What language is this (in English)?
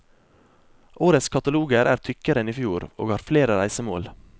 Norwegian